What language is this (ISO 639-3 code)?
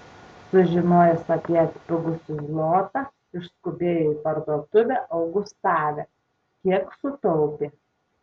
lit